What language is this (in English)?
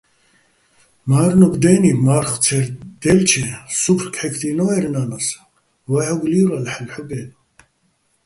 Bats